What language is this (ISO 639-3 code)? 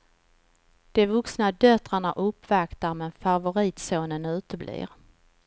swe